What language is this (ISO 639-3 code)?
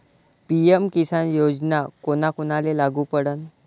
mar